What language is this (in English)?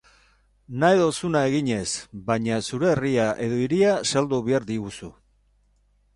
Basque